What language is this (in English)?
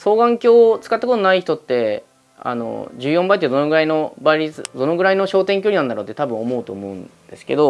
Japanese